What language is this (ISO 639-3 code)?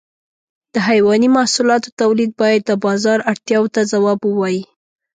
pus